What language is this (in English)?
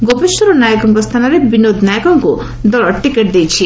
Odia